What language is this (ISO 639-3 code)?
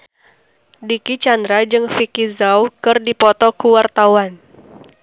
sun